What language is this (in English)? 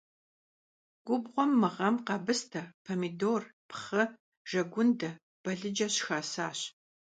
Kabardian